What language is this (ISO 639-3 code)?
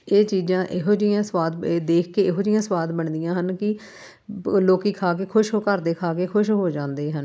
pan